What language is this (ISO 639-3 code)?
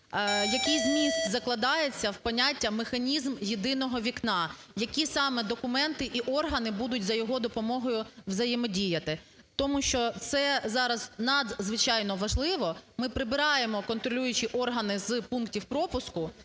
ukr